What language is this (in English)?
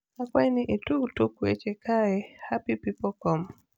Luo (Kenya and Tanzania)